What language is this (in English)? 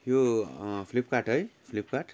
Nepali